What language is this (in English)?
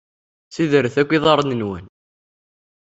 Kabyle